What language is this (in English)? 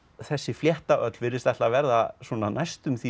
Icelandic